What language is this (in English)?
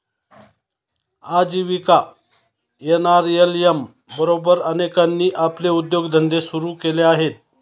Marathi